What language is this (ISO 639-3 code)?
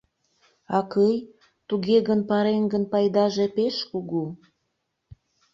chm